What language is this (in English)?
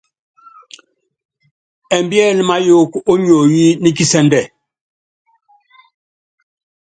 Yangben